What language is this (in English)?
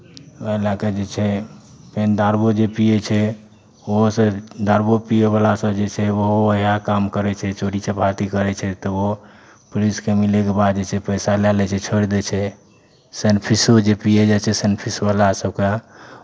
Maithili